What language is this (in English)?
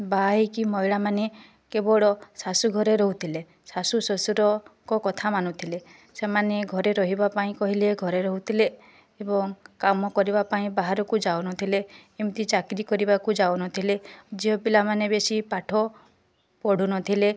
Odia